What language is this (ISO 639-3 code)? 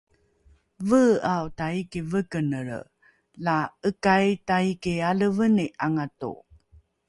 dru